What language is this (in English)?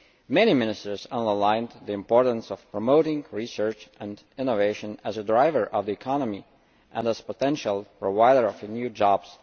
English